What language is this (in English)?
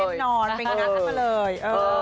Thai